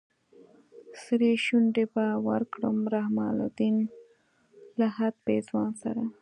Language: Pashto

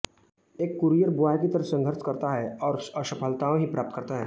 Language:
Hindi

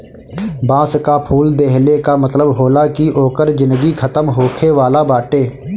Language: Bhojpuri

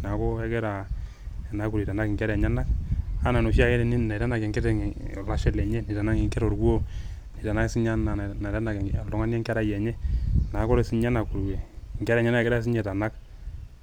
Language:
Masai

